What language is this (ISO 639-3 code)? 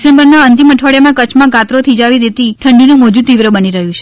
guj